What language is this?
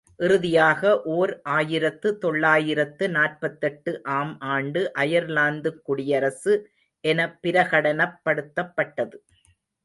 Tamil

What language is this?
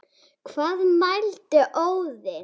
Icelandic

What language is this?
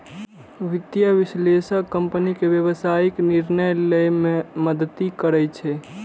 Maithili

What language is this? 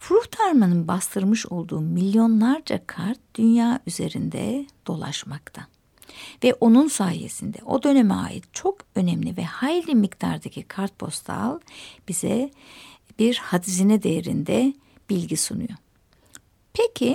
Turkish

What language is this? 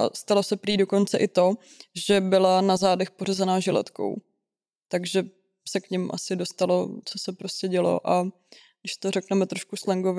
Czech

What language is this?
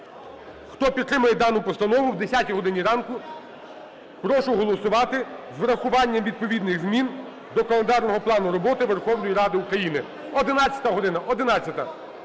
Ukrainian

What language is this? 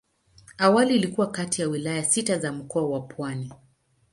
Swahili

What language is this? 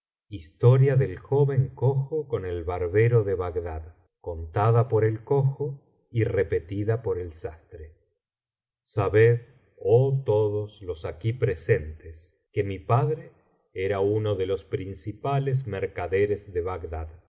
Spanish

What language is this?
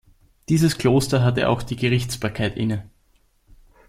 German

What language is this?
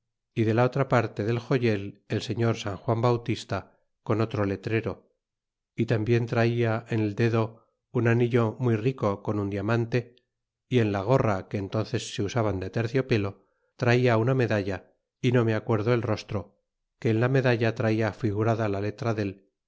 Spanish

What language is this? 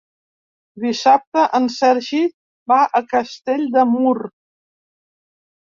Catalan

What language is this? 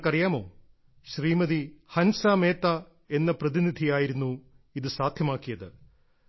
Malayalam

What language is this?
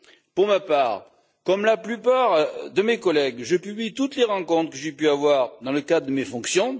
French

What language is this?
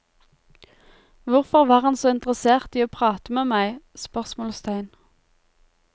Norwegian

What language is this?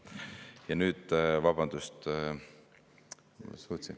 Estonian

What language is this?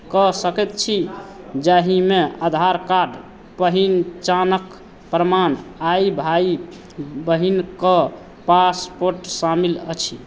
Maithili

